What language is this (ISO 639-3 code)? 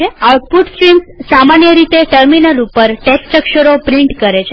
guj